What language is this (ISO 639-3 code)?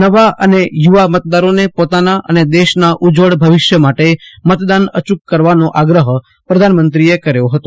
guj